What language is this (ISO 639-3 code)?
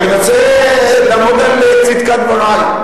heb